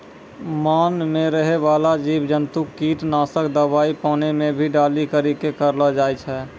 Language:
Maithili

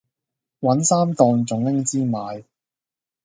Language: Cantonese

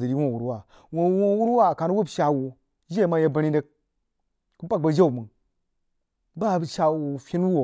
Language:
Jiba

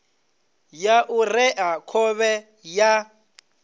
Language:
Venda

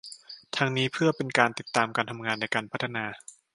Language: Thai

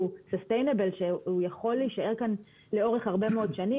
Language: Hebrew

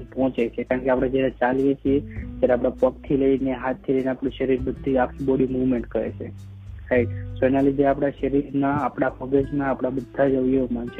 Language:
Gujarati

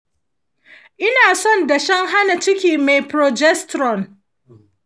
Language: Hausa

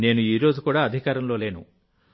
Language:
Telugu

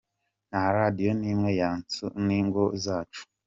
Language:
Kinyarwanda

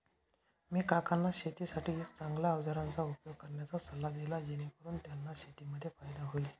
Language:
Marathi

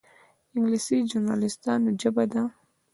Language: Pashto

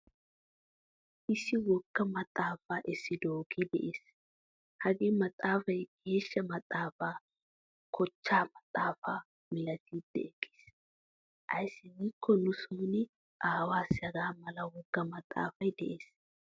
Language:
Wolaytta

